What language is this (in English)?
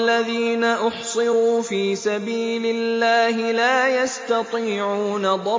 Arabic